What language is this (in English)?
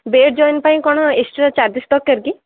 Odia